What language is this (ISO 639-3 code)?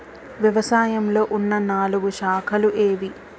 tel